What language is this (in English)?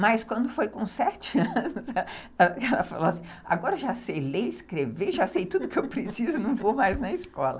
Portuguese